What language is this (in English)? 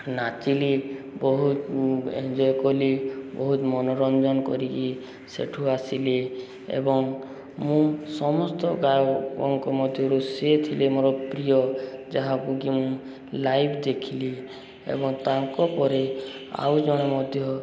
Odia